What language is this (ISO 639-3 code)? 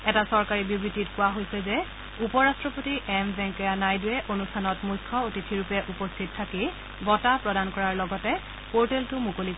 asm